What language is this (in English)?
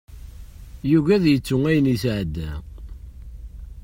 Kabyle